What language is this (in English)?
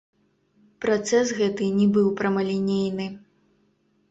Belarusian